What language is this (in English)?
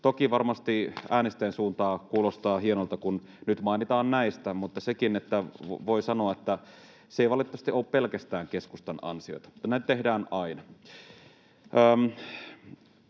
Finnish